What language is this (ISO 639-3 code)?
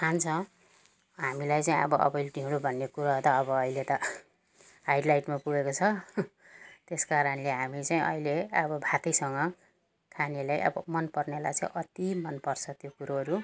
nep